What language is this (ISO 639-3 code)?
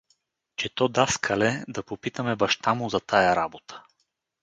bul